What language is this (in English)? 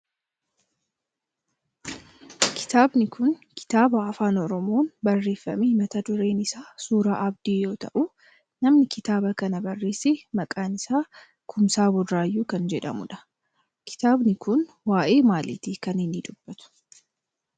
Oromo